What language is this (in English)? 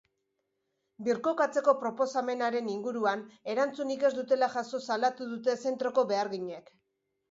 Basque